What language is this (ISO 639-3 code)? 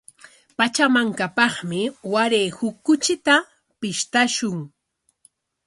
qwa